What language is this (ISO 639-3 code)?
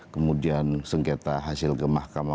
ind